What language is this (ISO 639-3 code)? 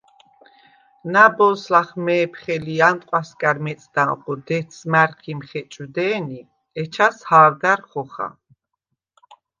sva